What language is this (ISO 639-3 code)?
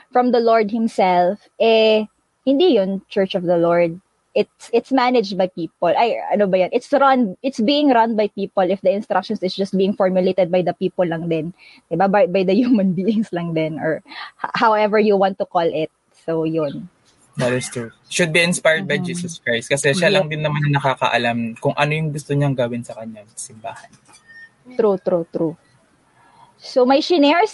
fil